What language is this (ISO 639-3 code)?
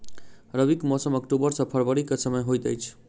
mai